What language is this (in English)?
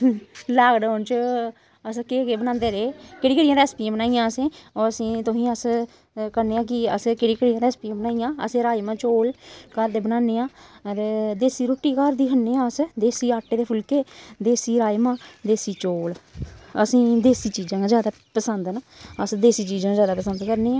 Dogri